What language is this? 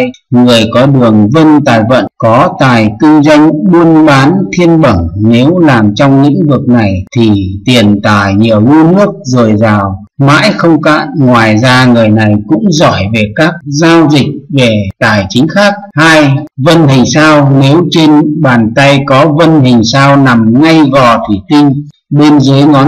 Vietnamese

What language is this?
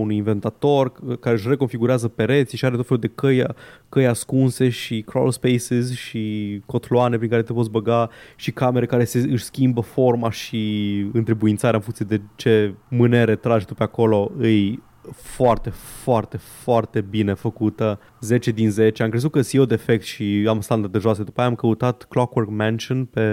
Romanian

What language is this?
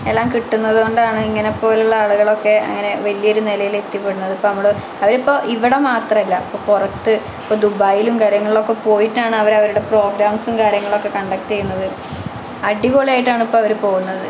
Malayalam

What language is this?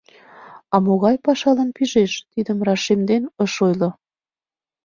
Mari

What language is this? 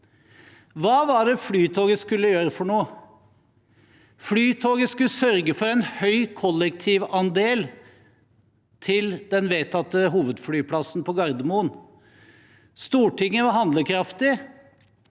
Norwegian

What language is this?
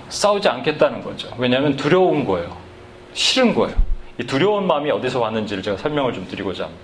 Korean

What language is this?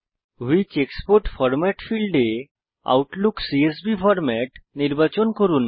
Bangla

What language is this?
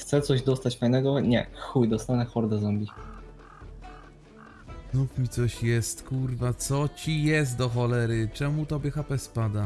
Polish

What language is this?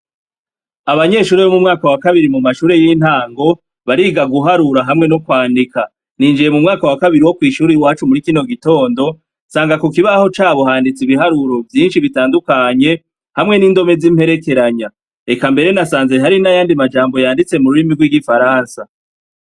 Rundi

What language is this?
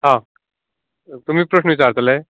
Konkani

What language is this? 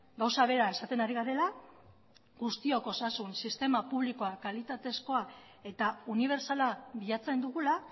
Basque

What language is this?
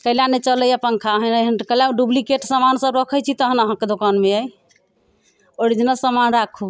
Maithili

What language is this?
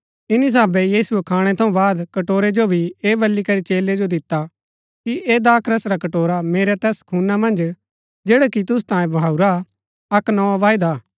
Gaddi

